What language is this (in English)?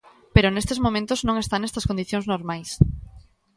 Galician